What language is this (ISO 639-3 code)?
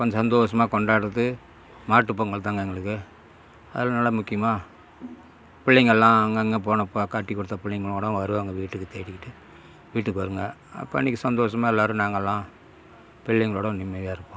tam